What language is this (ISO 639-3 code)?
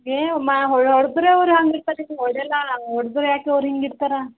kan